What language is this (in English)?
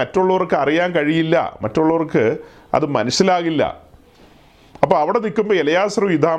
Malayalam